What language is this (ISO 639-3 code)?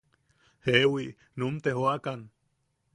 yaq